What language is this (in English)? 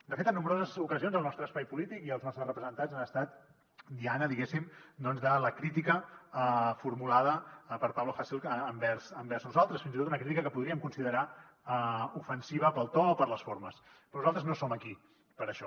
Catalan